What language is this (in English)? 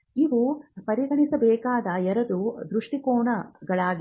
Kannada